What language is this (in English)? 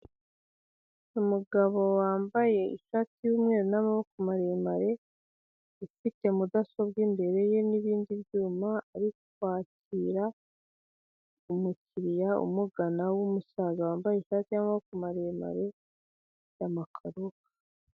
Kinyarwanda